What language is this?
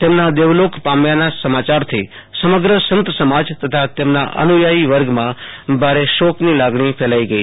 Gujarati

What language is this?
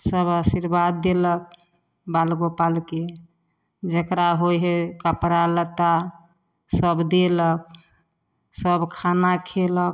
Maithili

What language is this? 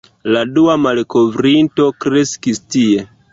Esperanto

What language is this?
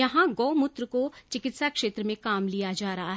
Hindi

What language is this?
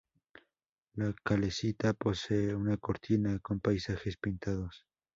Spanish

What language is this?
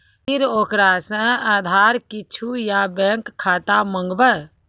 Maithili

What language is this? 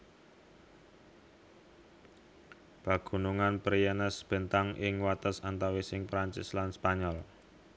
Javanese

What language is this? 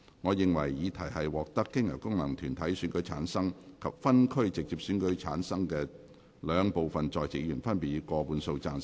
Cantonese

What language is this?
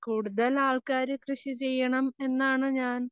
Malayalam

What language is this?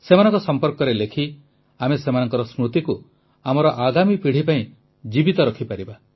Odia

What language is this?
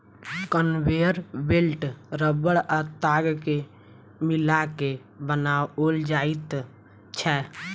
Maithili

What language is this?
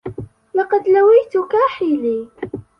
Arabic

